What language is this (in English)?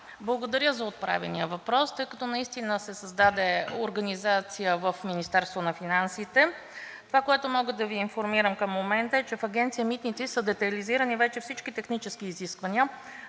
Bulgarian